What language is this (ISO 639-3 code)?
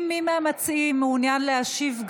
heb